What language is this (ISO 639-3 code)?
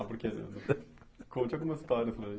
por